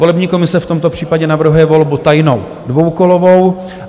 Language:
Czech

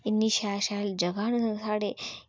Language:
Dogri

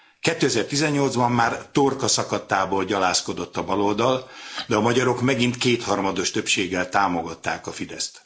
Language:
Hungarian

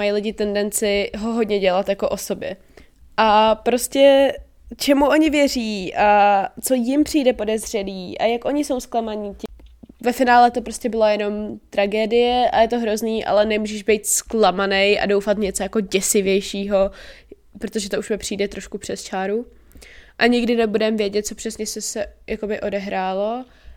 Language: Czech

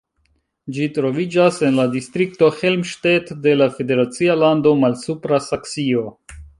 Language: Esperanto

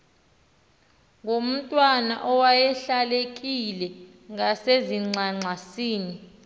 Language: Xhosa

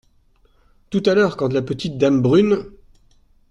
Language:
French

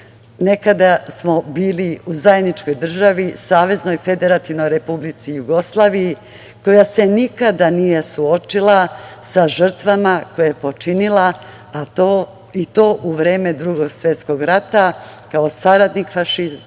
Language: Serbian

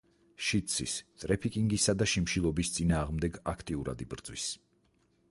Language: Georgian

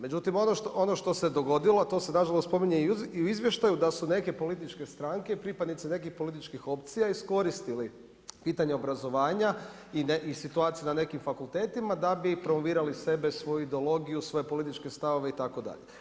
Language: Croatian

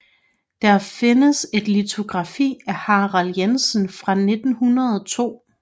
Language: Danish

